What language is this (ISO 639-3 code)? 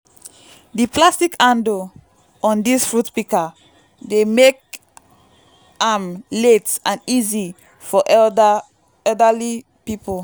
pcm